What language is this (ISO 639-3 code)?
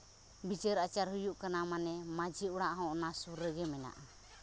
sat